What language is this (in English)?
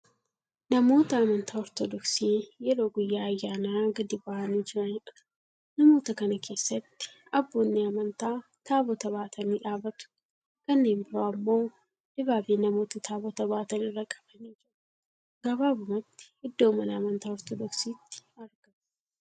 Oromo